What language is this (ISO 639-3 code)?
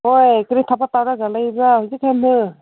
mni